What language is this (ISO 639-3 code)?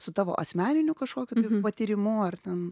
lit